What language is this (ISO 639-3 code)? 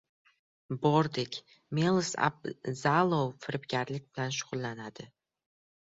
uzb